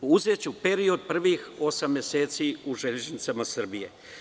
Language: Serbian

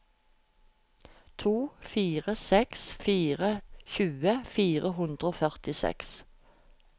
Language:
Norwegian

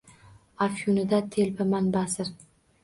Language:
Uzbek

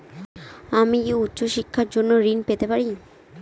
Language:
Bangla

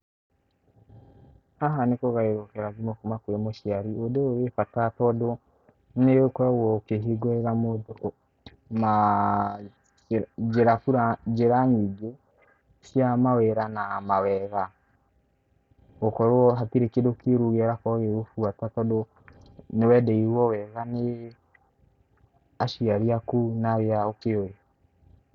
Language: Kikuyu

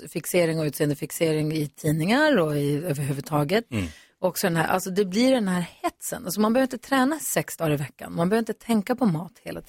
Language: Swedish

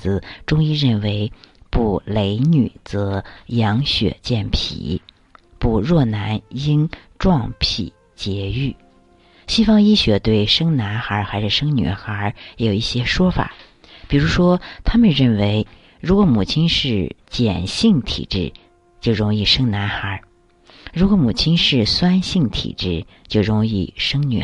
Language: Chinese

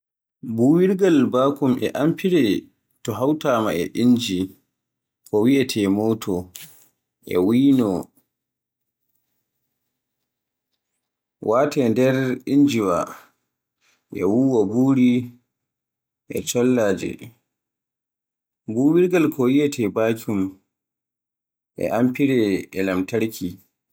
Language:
Borgu Fulfulde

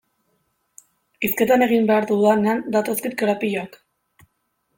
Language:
Basque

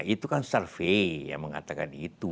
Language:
Indonesian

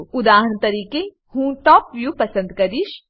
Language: Gujarati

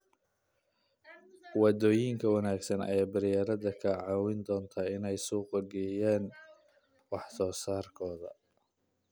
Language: Somali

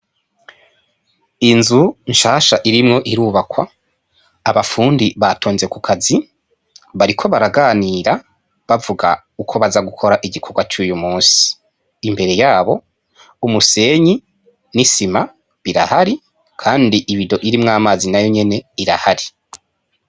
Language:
Rundi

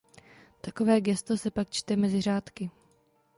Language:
Czech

